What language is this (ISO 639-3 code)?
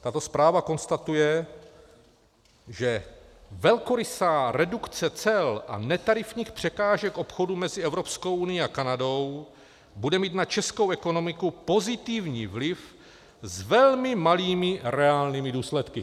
ces